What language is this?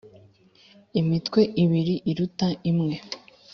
Kinyarwanda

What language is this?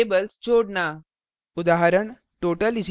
Hindi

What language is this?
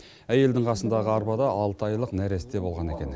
Kazakh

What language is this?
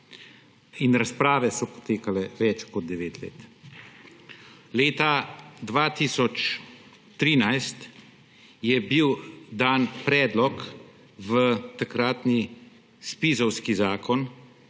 Slovenian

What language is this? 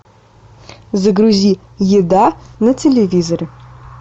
Russian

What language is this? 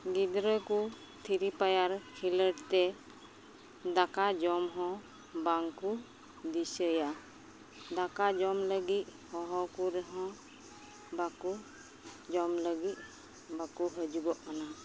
Santali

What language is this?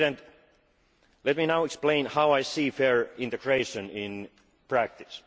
English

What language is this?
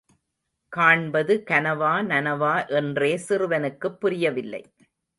Tamil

